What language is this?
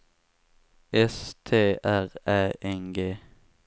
Swedish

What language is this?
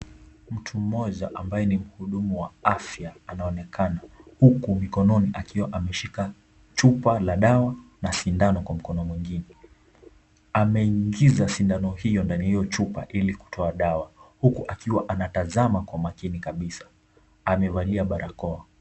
Swahili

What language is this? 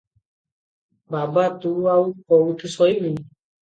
Odia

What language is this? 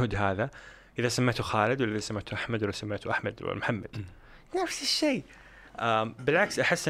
Arabic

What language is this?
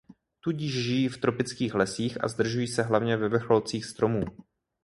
Czech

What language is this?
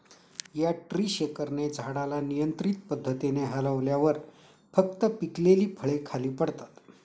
Marathi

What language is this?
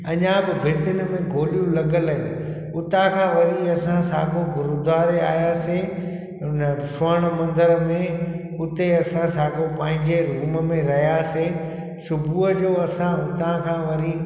Sindhi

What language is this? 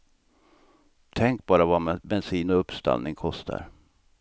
Swedish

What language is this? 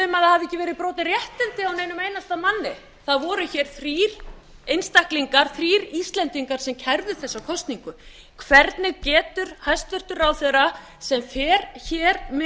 Icelandic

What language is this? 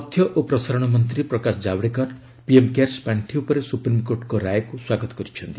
Odia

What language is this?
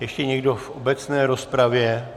Czech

